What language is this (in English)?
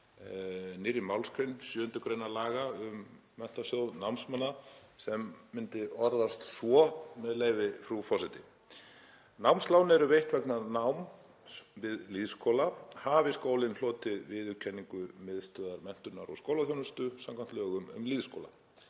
Icelandic